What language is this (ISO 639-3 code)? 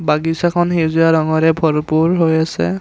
asm